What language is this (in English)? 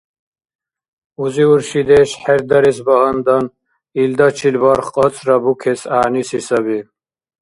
Dargwa